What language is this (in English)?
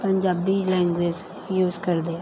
Punjabi